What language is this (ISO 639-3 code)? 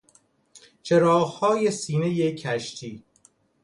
fas